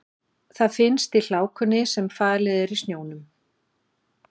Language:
Icelandic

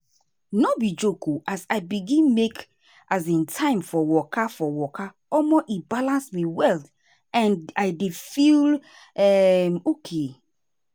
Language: Nigerian Pidgin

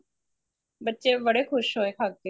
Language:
Punjabi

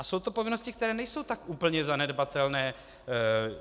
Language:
Czech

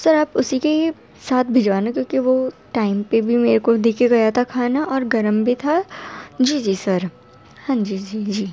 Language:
Urdu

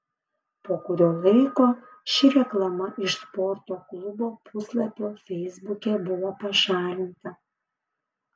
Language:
Lithuanian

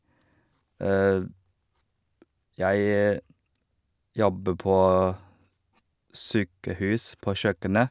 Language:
Norwegian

